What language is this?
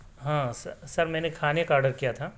Urdu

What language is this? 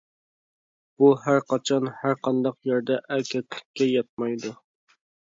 Uyghur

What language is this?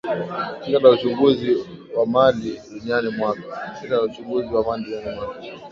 Swahili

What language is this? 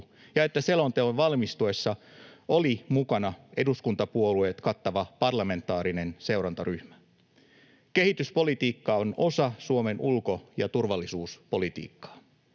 Finnish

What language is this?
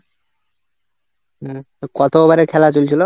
Bangla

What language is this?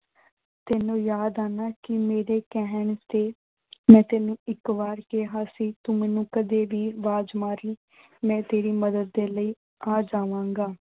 Punjabi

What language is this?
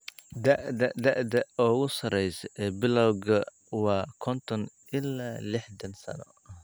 Somali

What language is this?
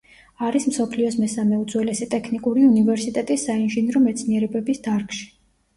Georgian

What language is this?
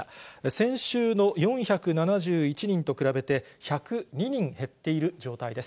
Japanese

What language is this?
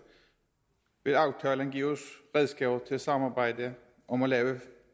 Danish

